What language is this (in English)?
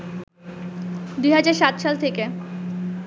Bangla